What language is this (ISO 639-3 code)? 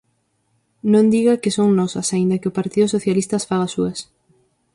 glg